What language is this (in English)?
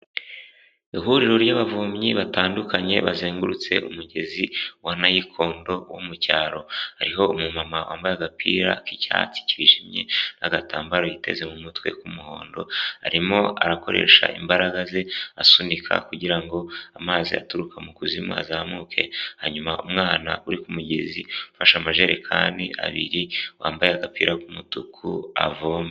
Kinyarwanda